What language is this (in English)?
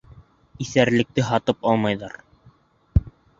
Bashkir